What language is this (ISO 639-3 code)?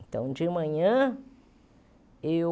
por